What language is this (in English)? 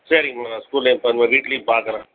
Tamil